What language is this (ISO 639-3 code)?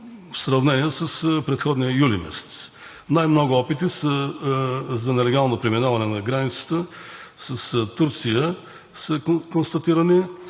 bul